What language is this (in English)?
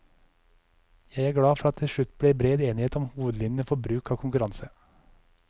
Norwegian